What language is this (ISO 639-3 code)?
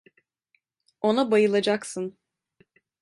tur